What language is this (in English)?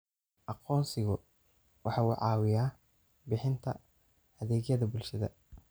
Somali